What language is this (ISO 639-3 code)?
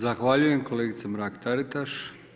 hrv